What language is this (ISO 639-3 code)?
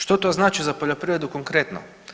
hrv